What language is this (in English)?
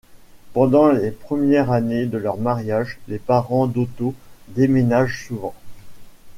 French